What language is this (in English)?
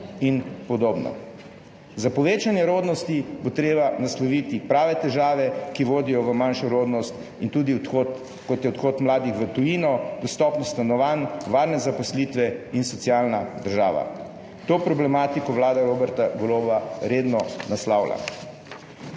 Slovenian